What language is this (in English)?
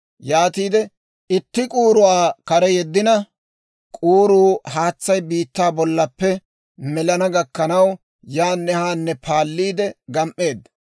Dawro